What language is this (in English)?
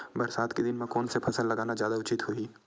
Chhattisgarhi